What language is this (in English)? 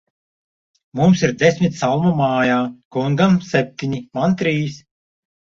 Latvian